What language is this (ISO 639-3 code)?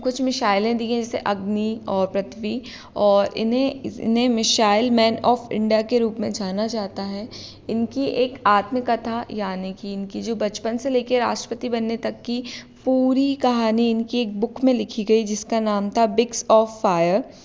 hin